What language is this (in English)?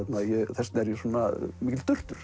Icelandic